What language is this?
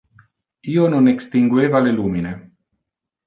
Interlingua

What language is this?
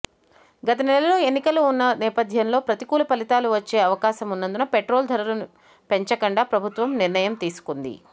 Telugu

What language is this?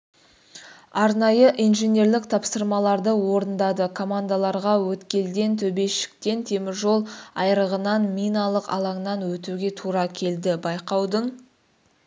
Kazakh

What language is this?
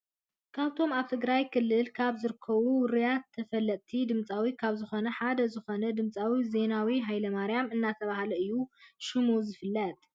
Tigrinya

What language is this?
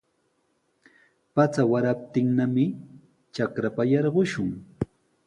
Sihuas Ancash Quechua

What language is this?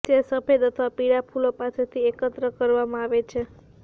Gujarati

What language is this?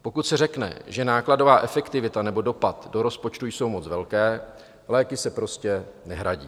Czech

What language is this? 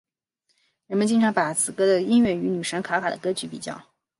Chinese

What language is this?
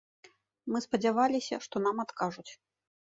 Belarusian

